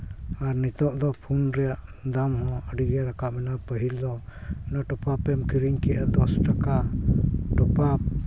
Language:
Santali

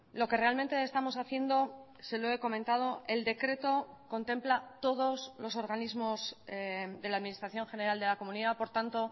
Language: Spanish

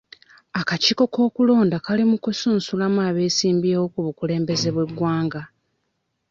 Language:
Ganda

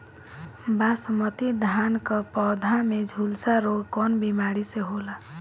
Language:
Bhojpuri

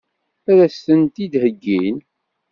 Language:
Kabyle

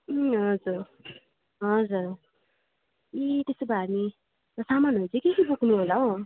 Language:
Nepali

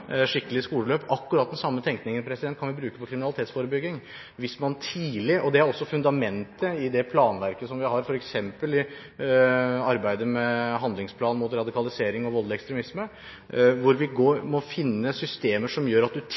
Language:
Norwegian Bokmål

